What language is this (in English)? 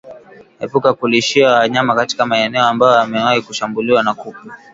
Swahili